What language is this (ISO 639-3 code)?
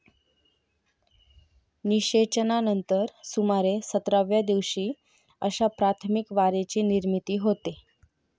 mar